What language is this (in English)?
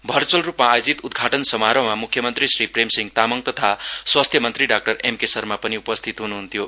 Nepali